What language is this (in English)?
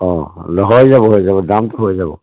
Assamese